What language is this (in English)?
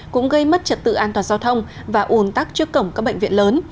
Vietnamese